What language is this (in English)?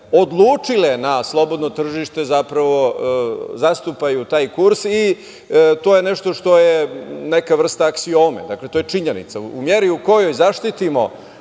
Serbian